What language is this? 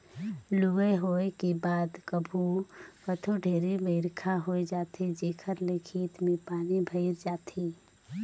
Chhattisgarhi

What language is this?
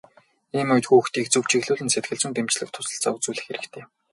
Mongolian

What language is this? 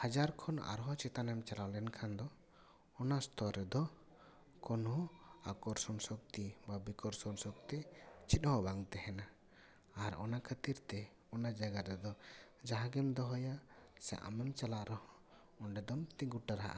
Santali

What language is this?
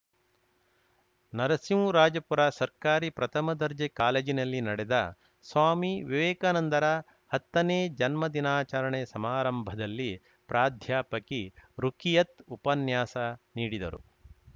Kannada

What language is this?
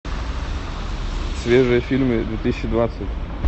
Russian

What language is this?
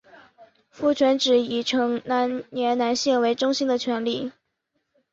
Chinese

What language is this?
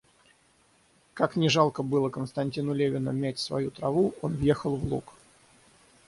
Russian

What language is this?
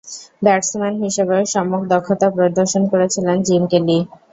Bangla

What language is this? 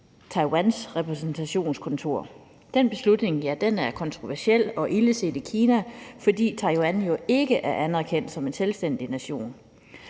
Danish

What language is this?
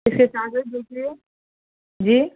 Urdu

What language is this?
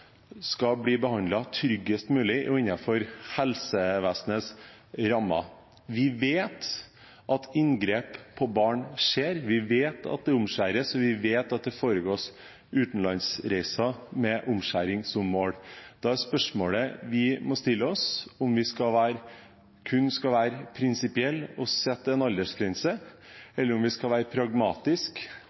Norwegian Bokmål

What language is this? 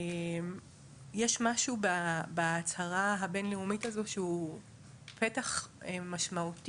Hebrew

